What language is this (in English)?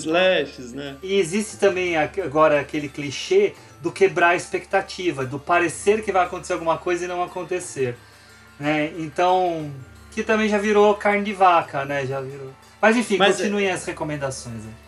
Portuguese